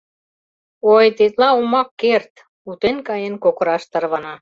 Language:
Mari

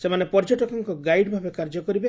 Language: Odia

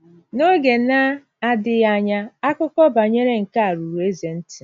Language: Igbo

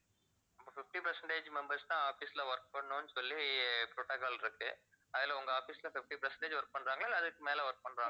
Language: Tamil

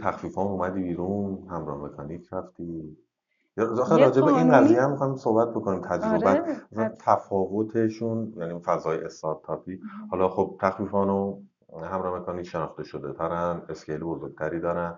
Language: Persian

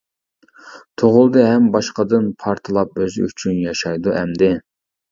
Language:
Uyghur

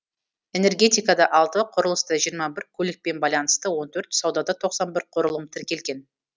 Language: Kazakh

